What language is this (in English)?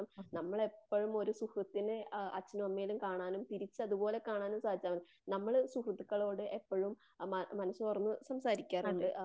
Malayalam